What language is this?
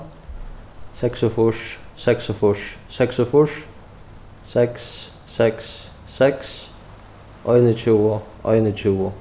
Faroese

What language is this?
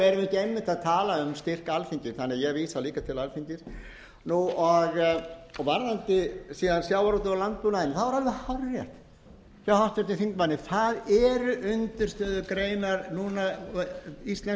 Icelandic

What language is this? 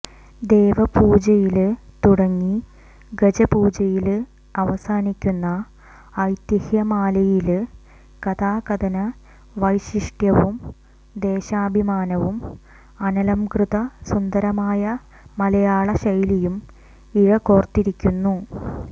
Malayalam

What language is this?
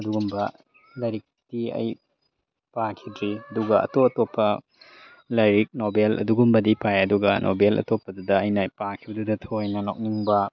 Manipuri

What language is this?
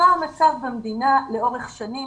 Hebrew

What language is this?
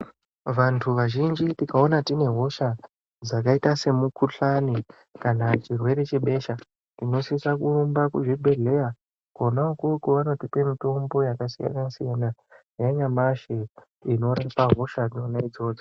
Ndau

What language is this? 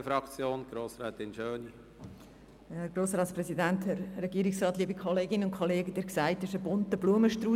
Swiss German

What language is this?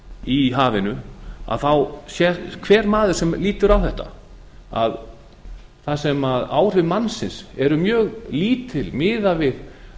Icelandic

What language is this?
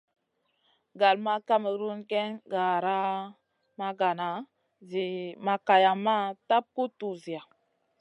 Masana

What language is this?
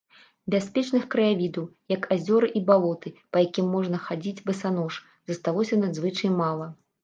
Belarusian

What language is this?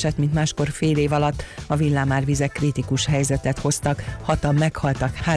Hungarian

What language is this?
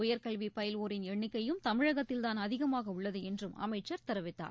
Tamil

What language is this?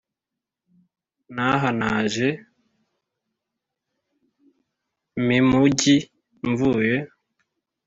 Kinyarwanda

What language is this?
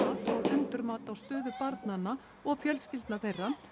Icelandic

